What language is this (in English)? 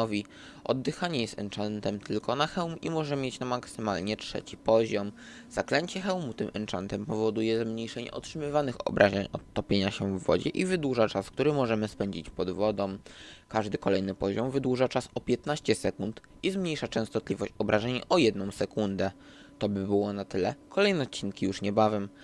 Polish